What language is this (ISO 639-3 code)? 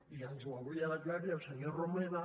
cat